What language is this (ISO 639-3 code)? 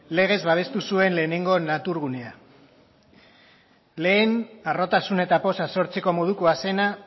eus